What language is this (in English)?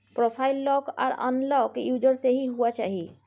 Maithili